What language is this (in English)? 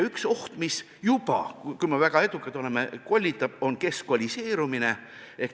Estonian